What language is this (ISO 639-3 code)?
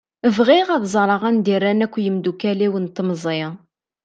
kab